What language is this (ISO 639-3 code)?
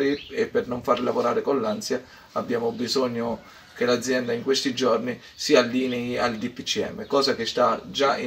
ita